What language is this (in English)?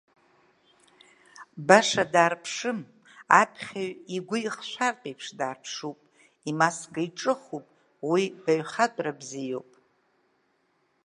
Abkhazian